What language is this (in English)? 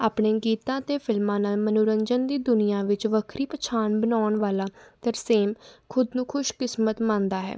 Punjabi